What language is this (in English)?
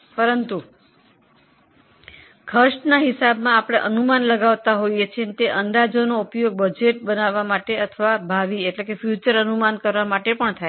Gujarati